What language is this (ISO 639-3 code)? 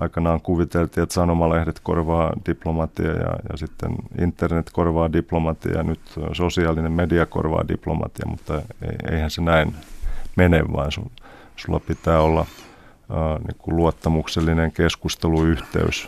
fin